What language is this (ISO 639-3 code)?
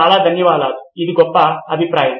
tel